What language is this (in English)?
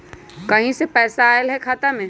Magahi